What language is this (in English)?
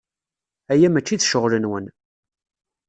Kabyle